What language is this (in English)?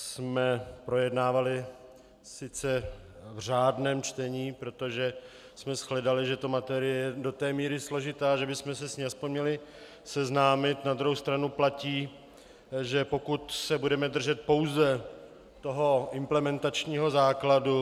Czech